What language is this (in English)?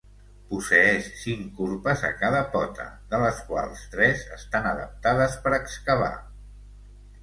Catalan